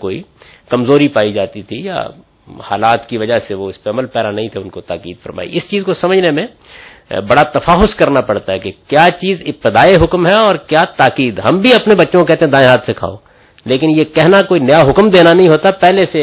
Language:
Urdu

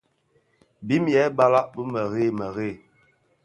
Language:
Bafia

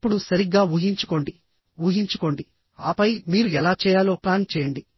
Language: Telugu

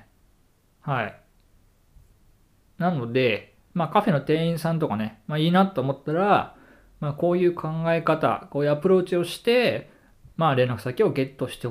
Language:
Japanese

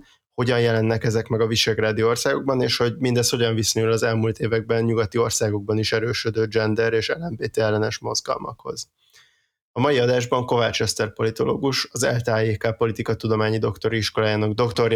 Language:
Hungarian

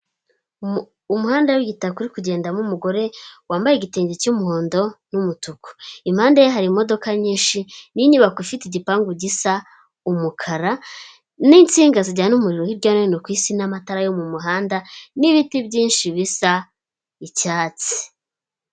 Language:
Kinyarwanda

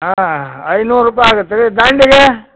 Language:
Kannada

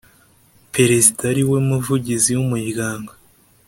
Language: Kinyarwanda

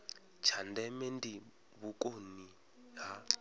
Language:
Venda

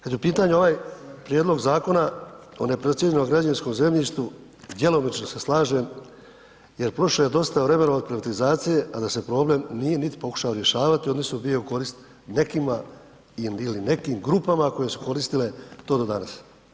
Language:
Croatian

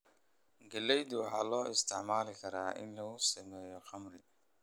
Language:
Somali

